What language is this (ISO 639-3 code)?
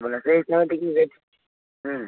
ori